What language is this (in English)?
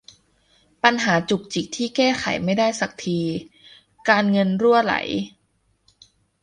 Thai